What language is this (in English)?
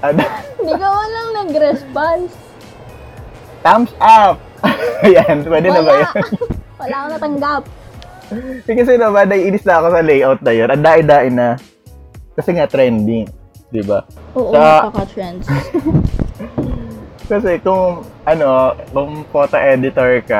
Filipino